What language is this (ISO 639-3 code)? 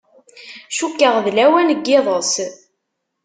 kab